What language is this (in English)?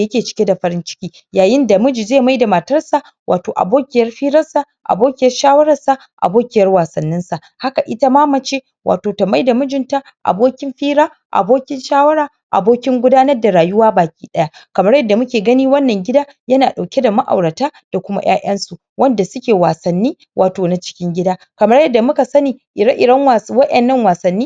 Hausa